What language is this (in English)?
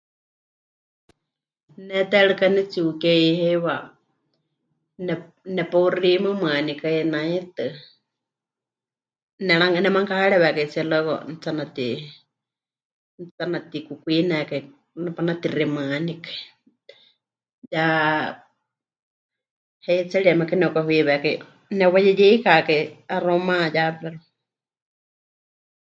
Huichol